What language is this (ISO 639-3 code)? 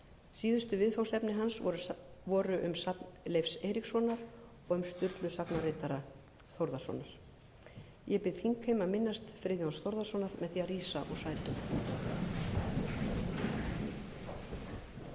isl